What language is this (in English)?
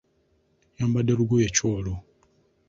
Ganda